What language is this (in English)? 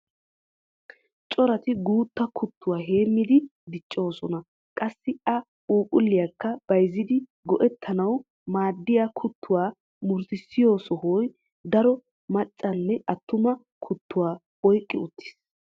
Wolaytta